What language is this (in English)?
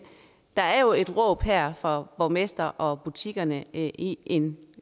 Danish